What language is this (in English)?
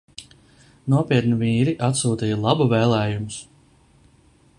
Latvian